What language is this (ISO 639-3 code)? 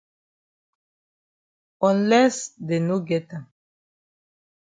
wes